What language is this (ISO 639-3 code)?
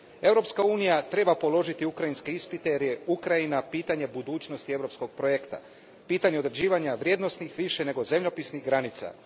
hrv